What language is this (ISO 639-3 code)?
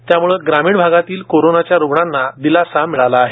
mar